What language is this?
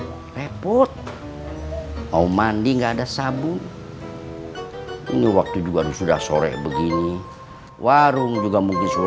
Indonesian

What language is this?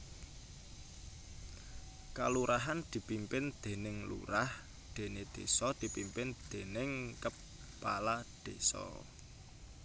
Javanese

